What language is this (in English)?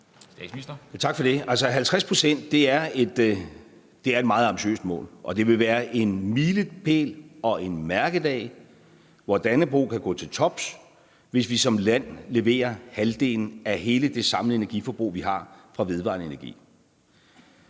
Danish